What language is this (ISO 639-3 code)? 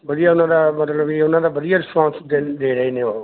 pan